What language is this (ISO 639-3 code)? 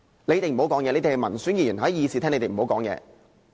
yue